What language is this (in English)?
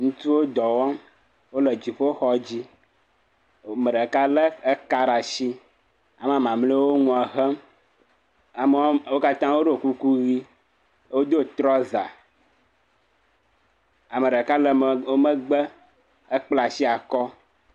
Ewe